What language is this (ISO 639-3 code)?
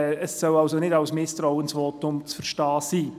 gsw